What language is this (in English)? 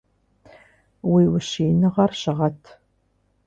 Kabardian